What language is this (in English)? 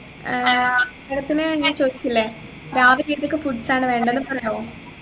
Malayalam